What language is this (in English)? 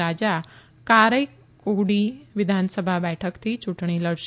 Gujarati